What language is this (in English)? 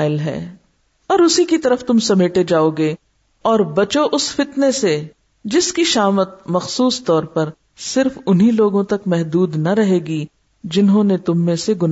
Urdu